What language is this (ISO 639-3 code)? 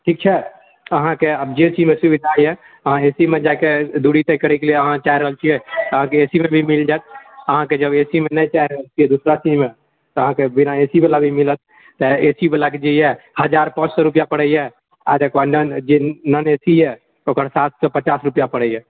mai